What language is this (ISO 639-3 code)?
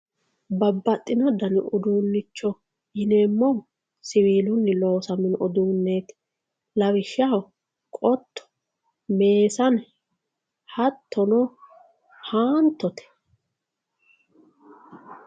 sid